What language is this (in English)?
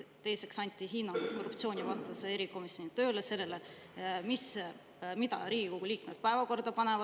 Estonian